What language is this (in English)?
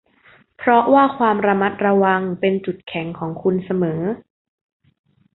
Thai